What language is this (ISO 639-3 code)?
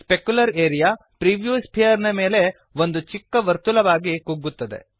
kan